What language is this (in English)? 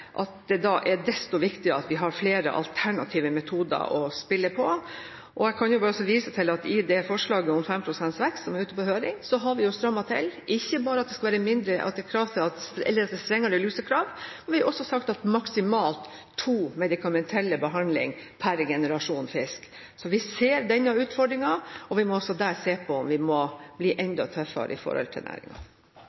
Norwegian